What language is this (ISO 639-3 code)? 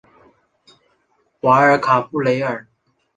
zho